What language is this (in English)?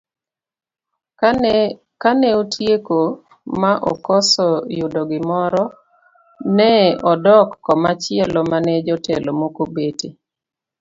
Luo (Kenya and Tanzania)